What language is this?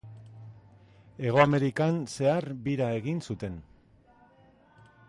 Basque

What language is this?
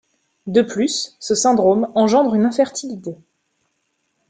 French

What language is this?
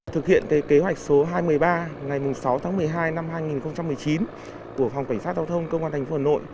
Vietnamese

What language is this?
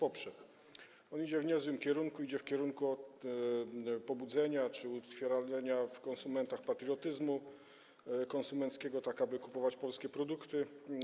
Polish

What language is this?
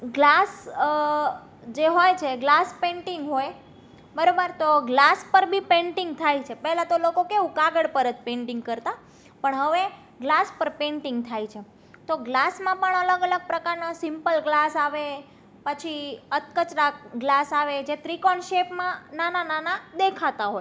Gujarati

